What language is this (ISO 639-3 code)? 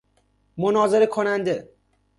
fas